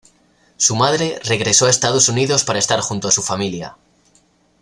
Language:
Spanish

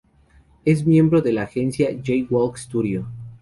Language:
Spanish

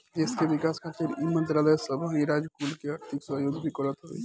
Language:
Bhojpuri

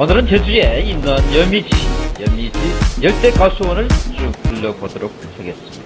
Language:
Korean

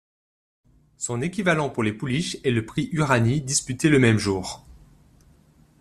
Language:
French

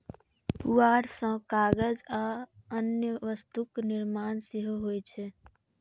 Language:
Maithili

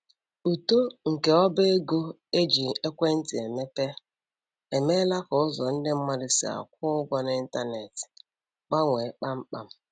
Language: Igbo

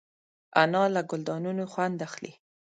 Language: Pashto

